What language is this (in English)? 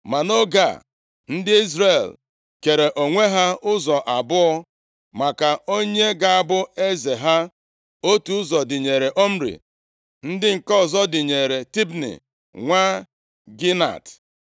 Igbo